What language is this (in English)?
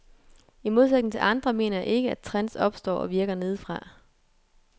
Danish